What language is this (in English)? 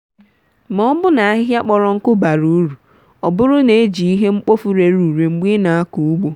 Igbo